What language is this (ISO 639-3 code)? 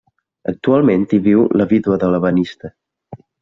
cat